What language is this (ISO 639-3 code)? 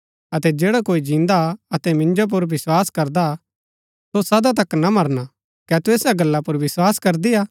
gbk